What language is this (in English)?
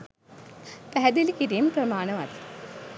Sinhala